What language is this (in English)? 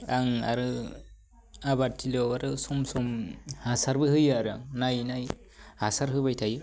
Bodo